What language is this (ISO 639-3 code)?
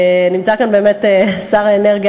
heb